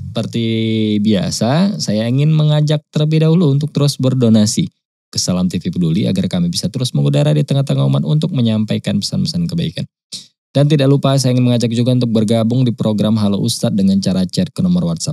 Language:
Indonesian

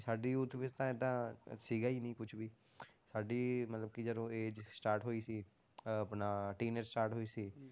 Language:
Punjabi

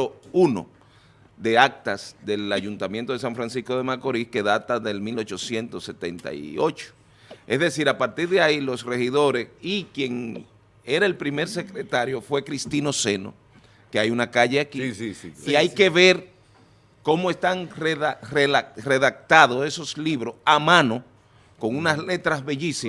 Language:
Spanish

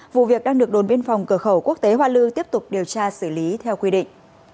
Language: Vietnamese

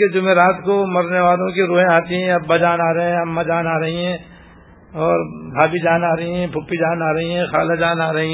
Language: Urdu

